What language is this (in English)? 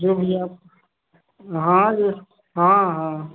Hindi